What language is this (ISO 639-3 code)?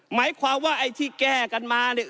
tha